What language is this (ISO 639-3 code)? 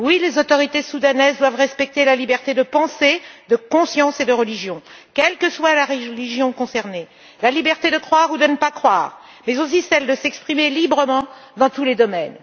fra